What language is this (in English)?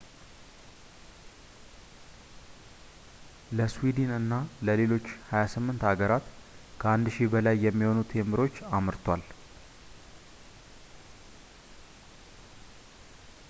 Amharic